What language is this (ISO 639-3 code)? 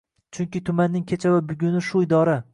uzb